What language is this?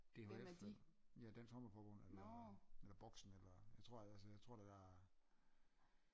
Danish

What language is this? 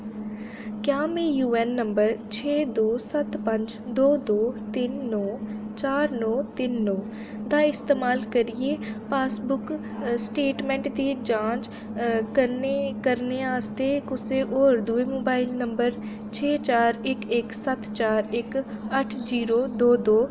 Dogri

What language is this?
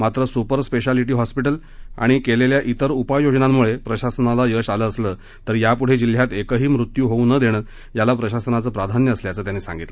Marathi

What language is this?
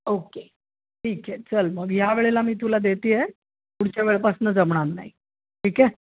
Marathi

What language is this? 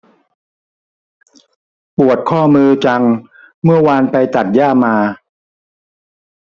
Thai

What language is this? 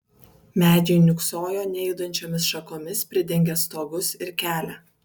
Lithuanian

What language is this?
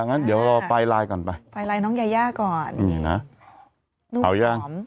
Thai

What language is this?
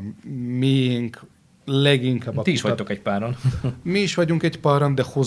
Hungarian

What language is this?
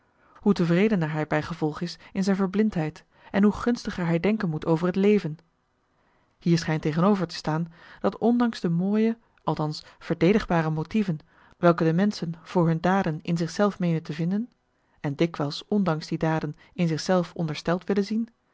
Dutch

